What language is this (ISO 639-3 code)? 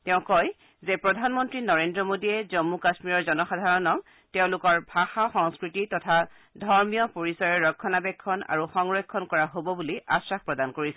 asm